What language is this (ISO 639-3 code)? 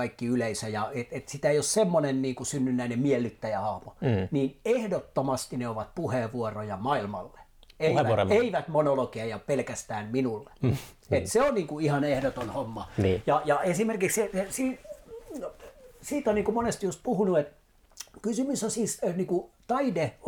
fin